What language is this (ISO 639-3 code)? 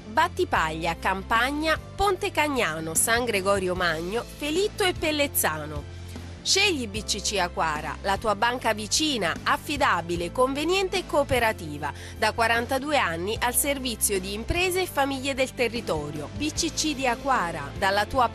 ita